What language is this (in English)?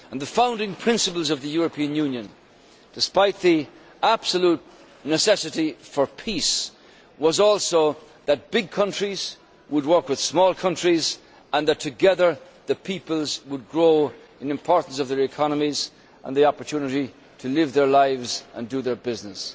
English